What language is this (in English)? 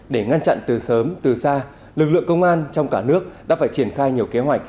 Vietnamese